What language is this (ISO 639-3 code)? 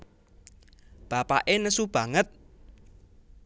jav